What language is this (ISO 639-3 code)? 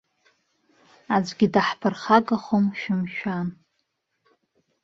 abk